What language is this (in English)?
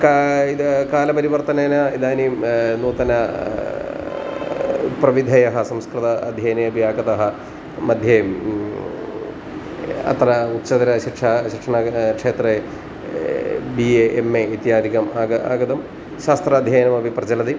Sanskrit